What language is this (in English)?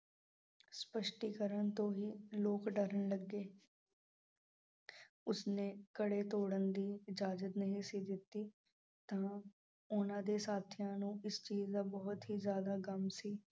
Punjabi